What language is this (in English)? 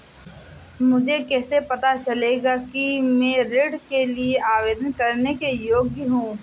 Hindi